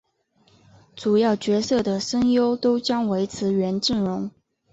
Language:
Chinese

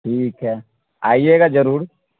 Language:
Urdu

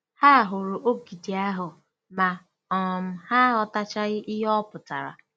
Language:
Igbo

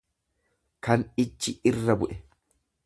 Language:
Oromo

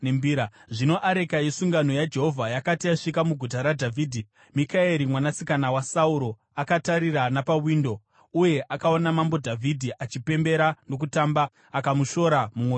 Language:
Shona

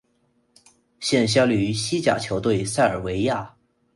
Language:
Chinese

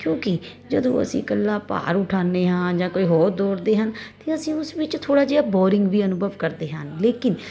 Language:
Punjabi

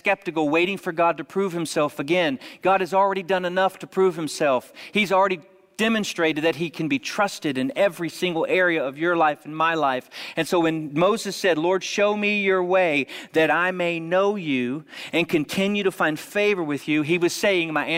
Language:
English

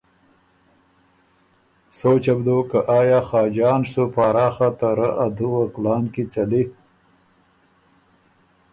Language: Ormuri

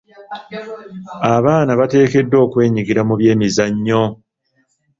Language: Ganda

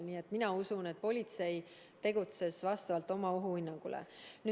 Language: Estonian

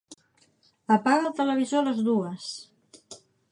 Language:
Catalan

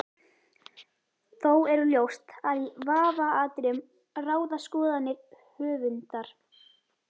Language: Icelandic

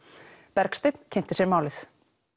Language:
Icelandic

